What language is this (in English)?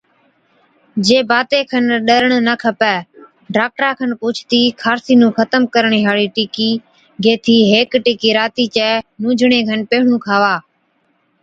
Od